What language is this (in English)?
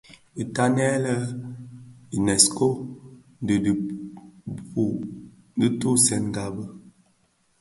Bafia